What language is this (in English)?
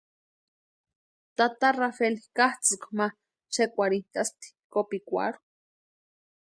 Western Highland Purepecha